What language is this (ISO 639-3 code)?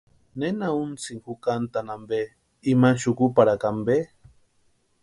pua